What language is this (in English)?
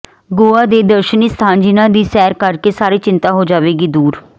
Punjabi